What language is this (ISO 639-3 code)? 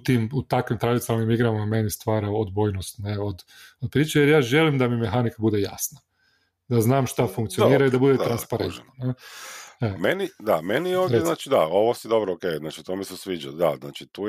hrv